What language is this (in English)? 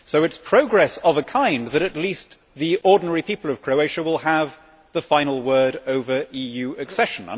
English